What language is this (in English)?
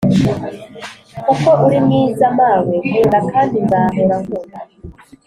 Kinyarwanda